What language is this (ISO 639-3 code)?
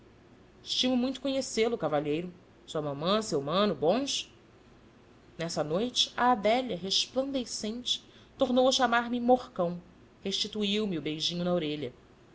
por